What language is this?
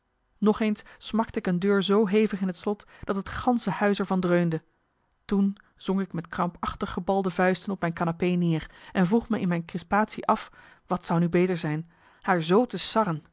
Dutch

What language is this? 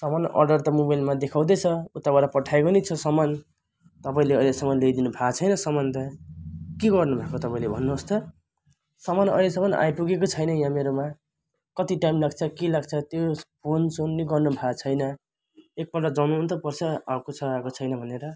Nepali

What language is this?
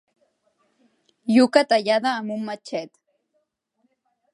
Catalan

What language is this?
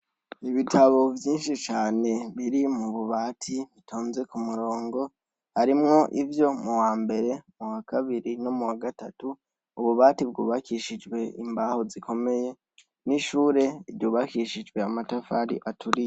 Rundi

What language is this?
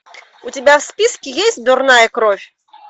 Russian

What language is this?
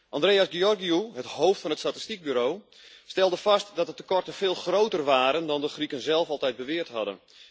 Dutch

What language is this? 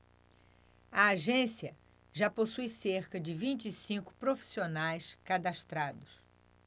Portuguese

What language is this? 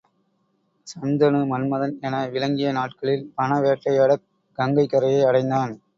Tamil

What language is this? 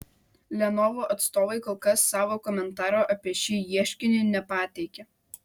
Lithuanian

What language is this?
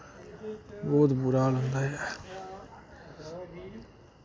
Dogri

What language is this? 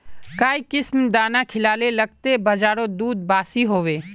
Magahi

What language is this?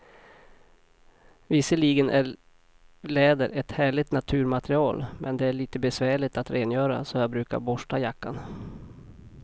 Swedish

